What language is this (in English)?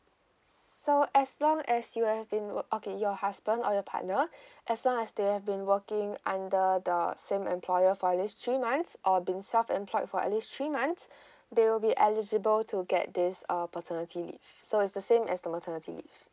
English